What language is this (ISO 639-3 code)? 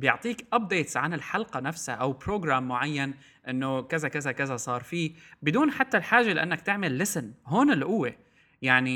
ara